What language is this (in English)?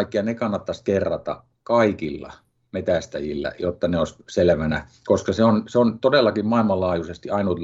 Finnish